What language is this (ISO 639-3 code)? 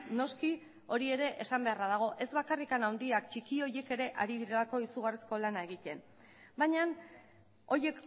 eus